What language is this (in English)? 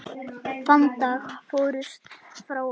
Icelandic